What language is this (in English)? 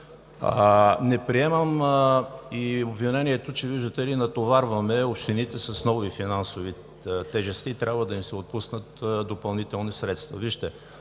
Bulgarian